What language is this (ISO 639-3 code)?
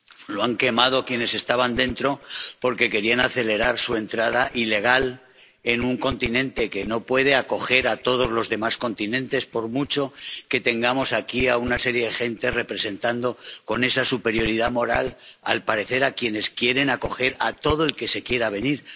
spa